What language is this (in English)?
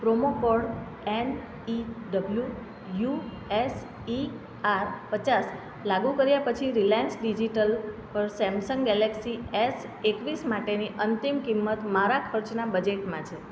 Gujarati